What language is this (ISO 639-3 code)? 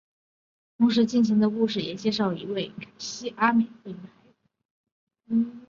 zho